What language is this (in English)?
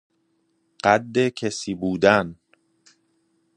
Persian